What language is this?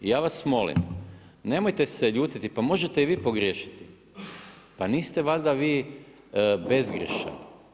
Croatian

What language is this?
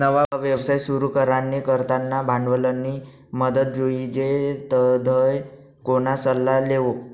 Marathi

